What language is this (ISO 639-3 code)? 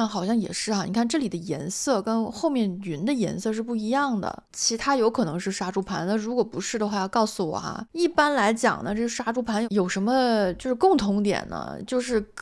zho